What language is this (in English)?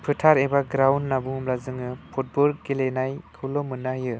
Bodo